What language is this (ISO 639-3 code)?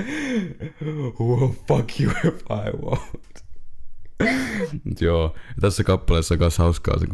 fin